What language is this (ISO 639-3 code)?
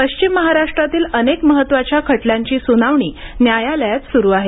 mar